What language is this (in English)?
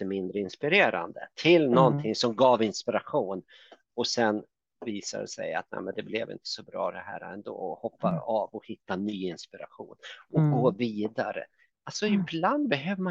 Swedish